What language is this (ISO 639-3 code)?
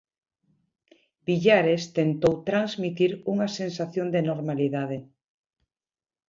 glg